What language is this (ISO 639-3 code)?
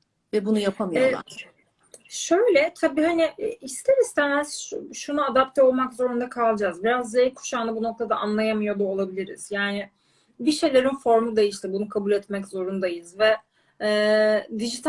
tur